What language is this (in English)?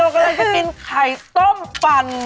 Thai